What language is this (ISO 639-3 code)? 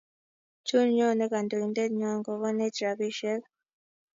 kln